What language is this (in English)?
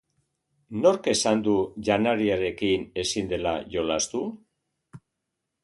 Basque